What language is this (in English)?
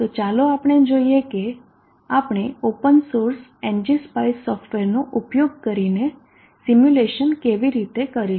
Gujarati